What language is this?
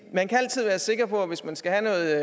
Danish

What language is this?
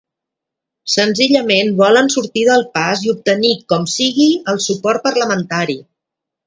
Catalan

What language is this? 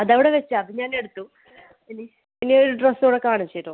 Malayalam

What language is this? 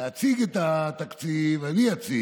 Hebrew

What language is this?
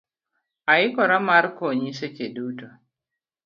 Luo (Kenya and Tanzania)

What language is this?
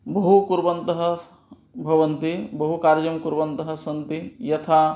Sanskrit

